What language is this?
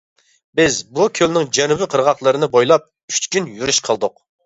Uyghur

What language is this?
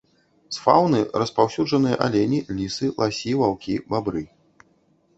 Belarusian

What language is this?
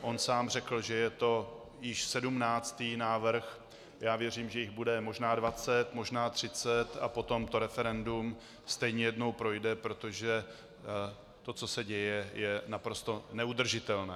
Czech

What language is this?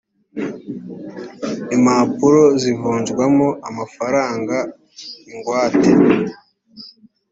Kinyarwanda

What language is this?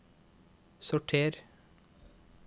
Norwegian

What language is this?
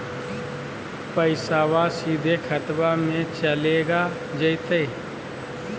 Magahi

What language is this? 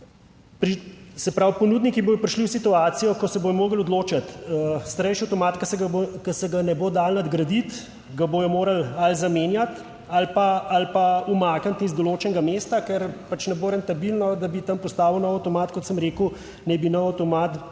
Slovenian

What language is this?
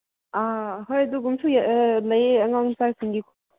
Manipuri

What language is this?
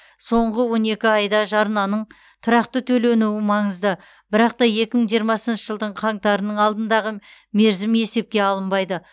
Kazakh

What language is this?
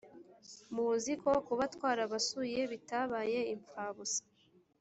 Kinyarwanda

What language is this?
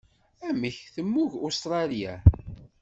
Kabyle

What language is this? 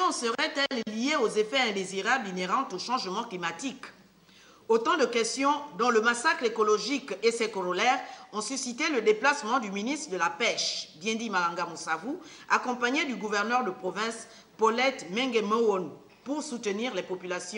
French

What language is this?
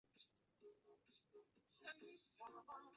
Chinese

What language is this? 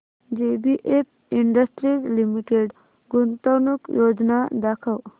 Marathi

